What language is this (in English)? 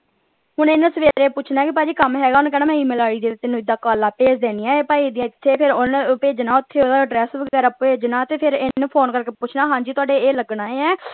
Punjabi